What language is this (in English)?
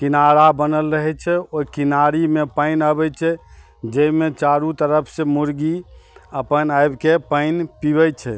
Maithili